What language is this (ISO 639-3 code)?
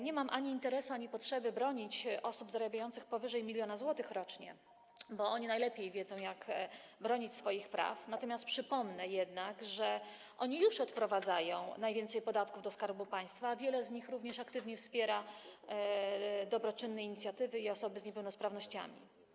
pol